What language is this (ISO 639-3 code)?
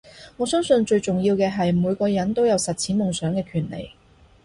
yue